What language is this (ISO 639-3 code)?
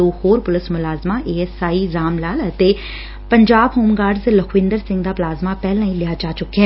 pan